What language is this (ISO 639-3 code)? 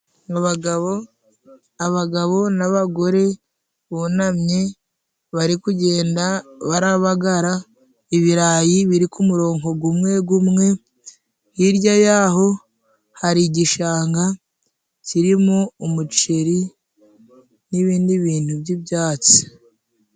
kin